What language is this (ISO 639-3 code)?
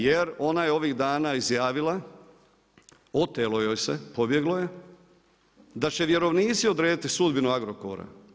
hrv